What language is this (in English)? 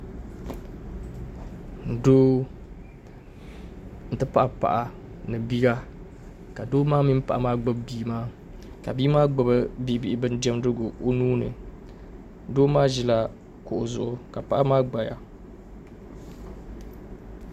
Dagbani